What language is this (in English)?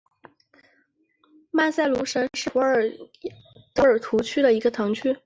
Chinese